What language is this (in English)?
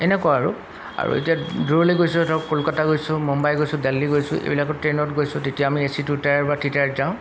Assamese